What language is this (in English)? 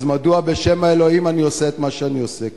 Hebrew